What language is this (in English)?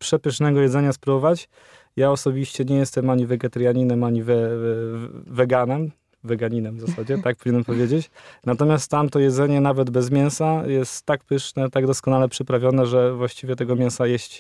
Polish